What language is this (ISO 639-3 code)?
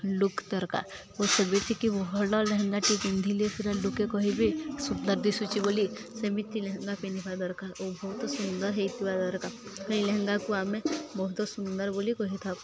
ori